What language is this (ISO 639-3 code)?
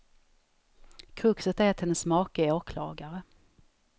swe